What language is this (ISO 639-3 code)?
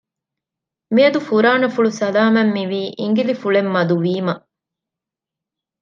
div